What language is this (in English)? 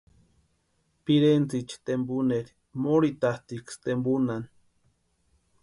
Western Highland Purepecha